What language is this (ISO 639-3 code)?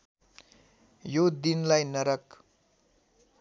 nep